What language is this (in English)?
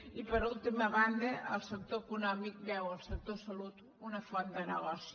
Catalan